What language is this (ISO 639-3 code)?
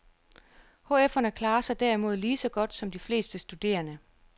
dan